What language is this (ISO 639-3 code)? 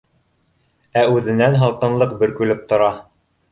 bak